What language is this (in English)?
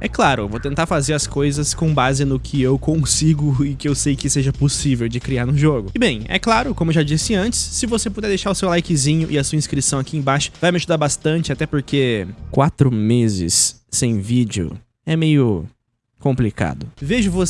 Portuguese